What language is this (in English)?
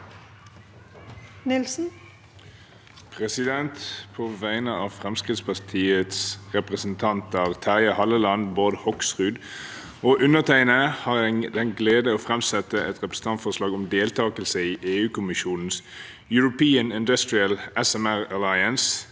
Norwegian